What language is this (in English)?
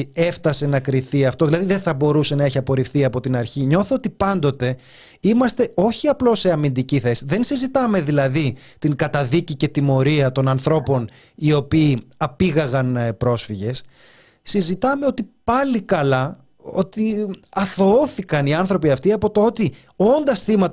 Greek